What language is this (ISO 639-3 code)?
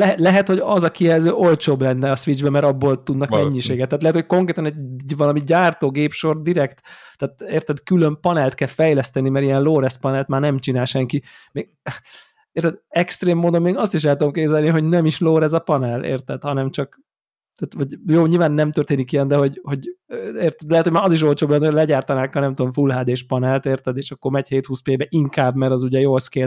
hun